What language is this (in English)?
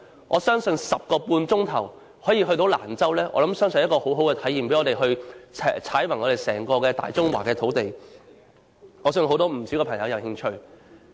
Cantonese